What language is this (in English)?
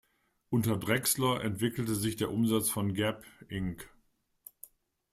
German